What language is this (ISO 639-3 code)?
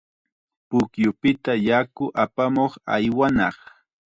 qxa